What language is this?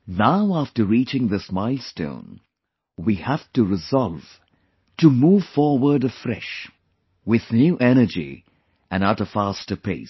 English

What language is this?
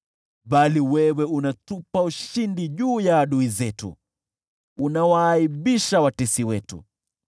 Swahili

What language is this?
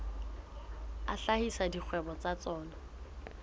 Southern Sotho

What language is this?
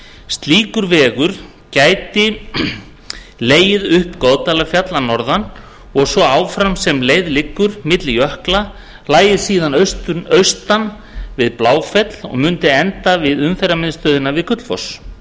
Icelandic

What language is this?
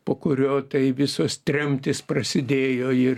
Lithuanian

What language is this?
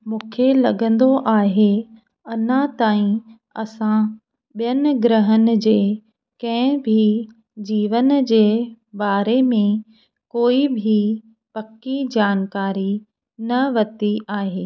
Sindhi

